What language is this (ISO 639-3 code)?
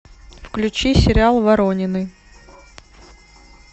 rus